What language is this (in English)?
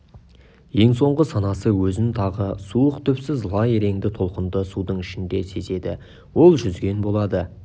Kazakh